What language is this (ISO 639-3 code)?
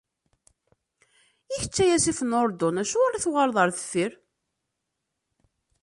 kab